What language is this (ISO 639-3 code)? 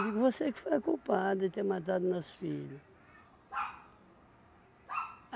por